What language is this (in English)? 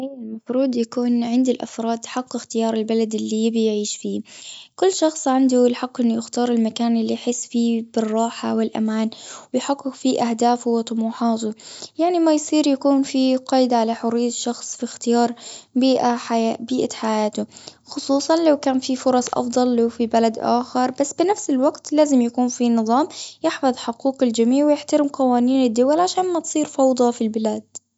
Gulf Arabic